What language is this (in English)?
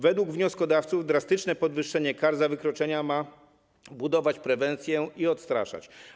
Polish